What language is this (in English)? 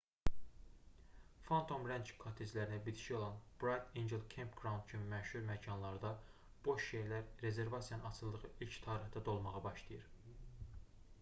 Azerbaijani